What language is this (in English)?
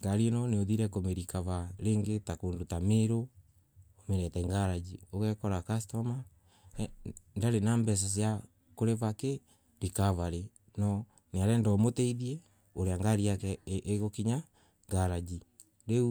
Embu